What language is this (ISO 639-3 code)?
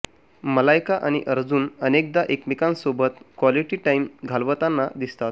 mar